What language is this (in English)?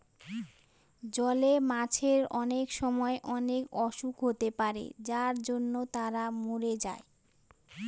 Bangla